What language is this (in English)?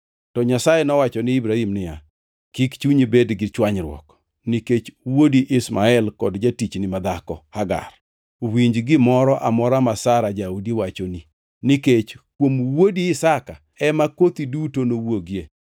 Luo (Kenya and Tanzania)